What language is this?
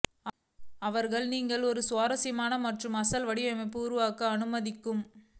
Tamil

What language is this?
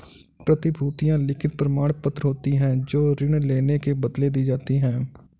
Hindi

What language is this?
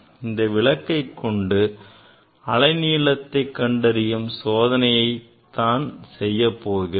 Tamil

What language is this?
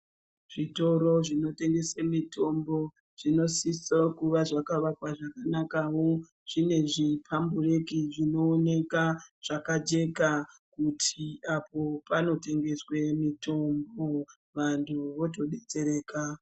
Ndau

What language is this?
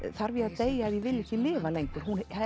Icelandic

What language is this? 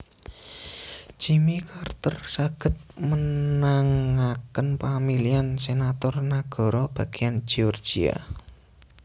Javanese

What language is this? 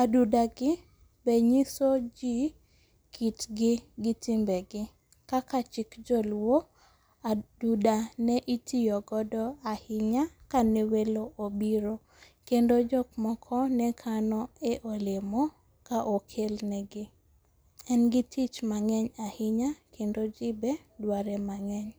Luo (Kenya and Tanzania)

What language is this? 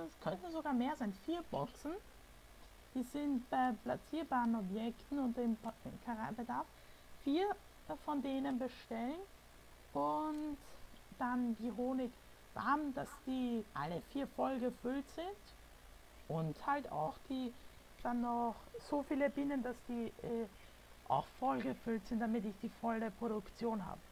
German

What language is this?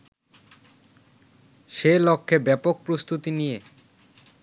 Bangla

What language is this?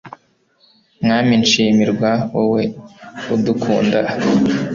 Kinyarwanda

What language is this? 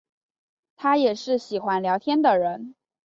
Chinese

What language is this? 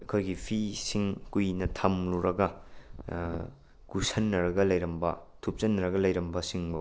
Manipuri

